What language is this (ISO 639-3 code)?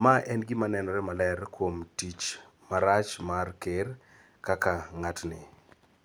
luo